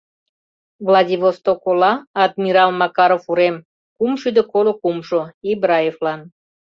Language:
Mari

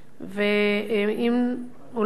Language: Hebrew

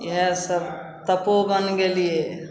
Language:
Maithili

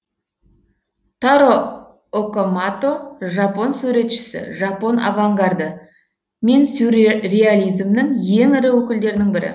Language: Kazakh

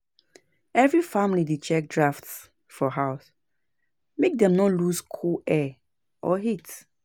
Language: Nigerian Pidgin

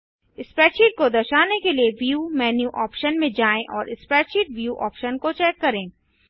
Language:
Hindi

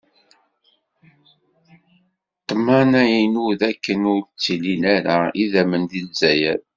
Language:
Kabyle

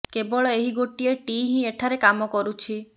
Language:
Odia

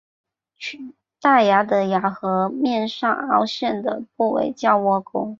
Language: Chinese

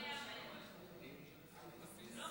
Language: Hebrew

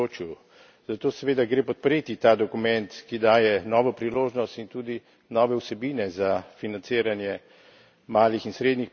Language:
Slovenian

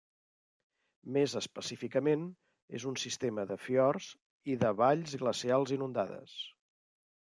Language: Catalan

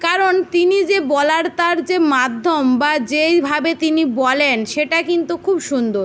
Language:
Bangla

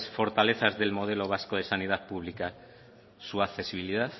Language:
Spanish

